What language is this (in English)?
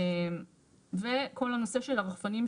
Hebrew